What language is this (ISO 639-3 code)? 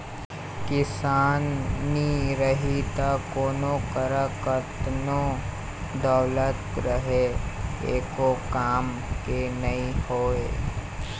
hne